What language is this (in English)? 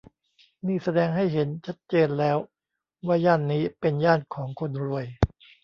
Thai